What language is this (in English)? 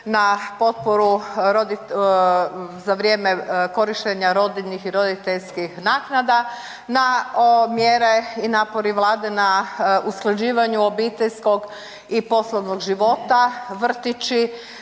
Croatian